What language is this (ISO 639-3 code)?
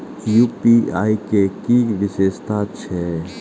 mai